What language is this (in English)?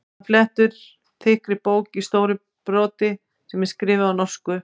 Icelandic